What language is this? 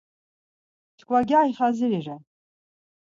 Laz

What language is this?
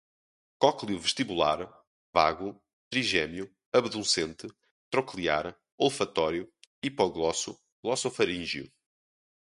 Portuguese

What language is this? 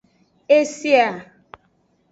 Aja (Benin)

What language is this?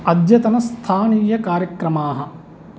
Sanskrit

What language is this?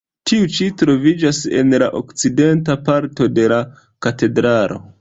Esperanto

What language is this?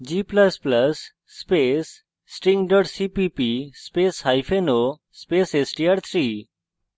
Bangla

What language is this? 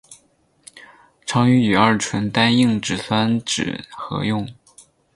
Chinese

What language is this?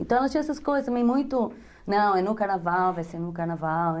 Portuguese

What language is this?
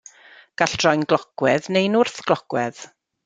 Welsh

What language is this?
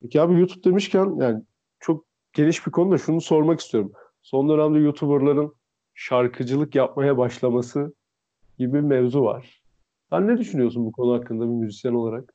Turkish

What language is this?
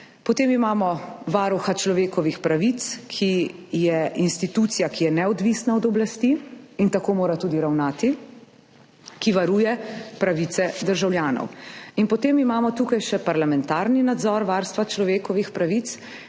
Slovenian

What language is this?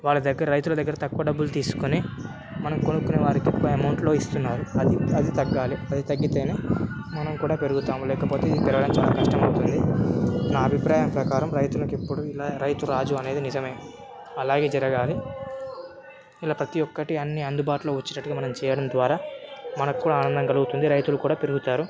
Telugu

